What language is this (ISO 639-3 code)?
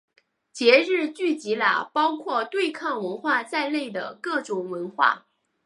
zho